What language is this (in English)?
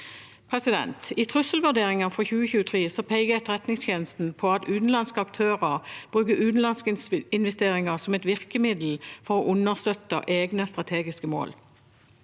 Norwegian